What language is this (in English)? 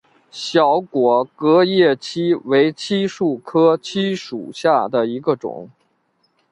Chinese